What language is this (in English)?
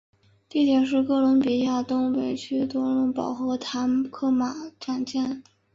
Chinese